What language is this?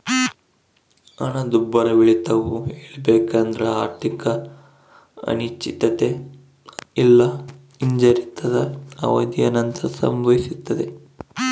Kannada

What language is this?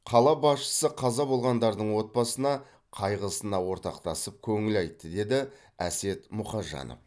Kazakh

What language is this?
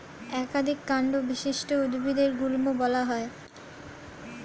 Bangla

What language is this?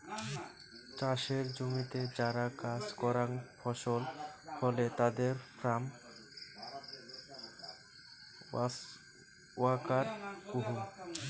Bangla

